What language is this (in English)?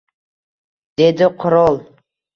Uzbek